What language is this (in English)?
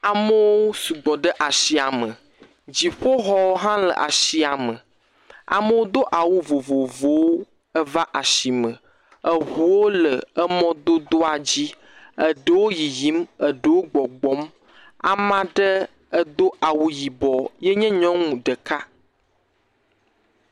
Ewe